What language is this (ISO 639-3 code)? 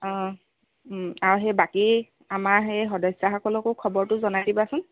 asm